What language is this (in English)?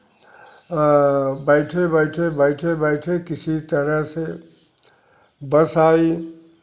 Hindi